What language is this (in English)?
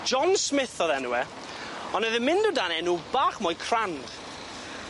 Welsh